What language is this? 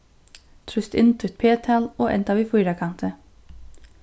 Faroese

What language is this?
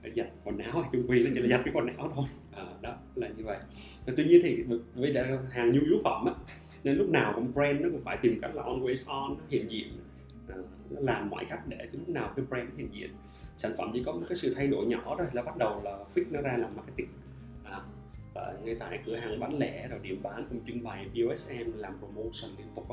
Vietnamese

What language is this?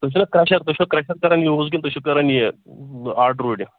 Kashmiri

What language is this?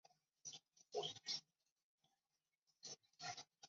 Chinese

